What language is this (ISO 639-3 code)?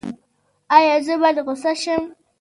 pus